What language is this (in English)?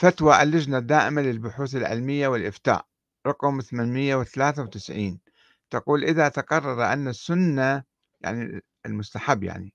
Arabic